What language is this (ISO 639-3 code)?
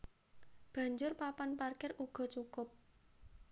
jav